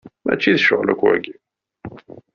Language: Kabyle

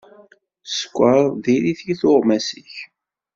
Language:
Kabyle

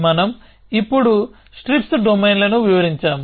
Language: Telugu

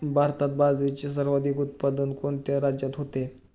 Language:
Marathi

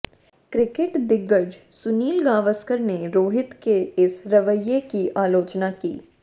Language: Hindi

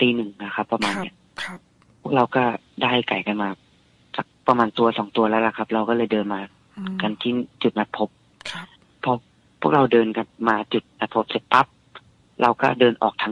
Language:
Thai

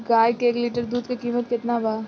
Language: Bhojpuri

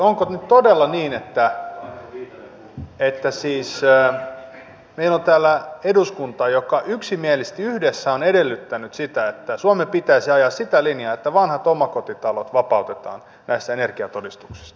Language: Finnish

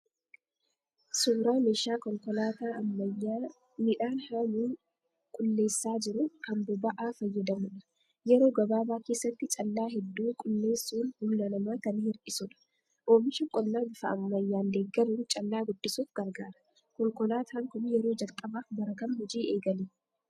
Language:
Oromo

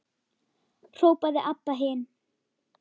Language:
Icelandic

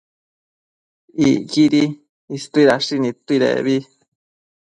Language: Matsés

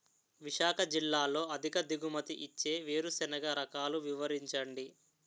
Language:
Telugu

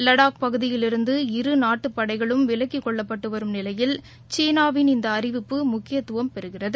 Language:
Tamil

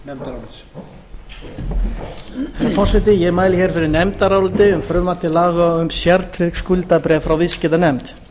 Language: Icelandic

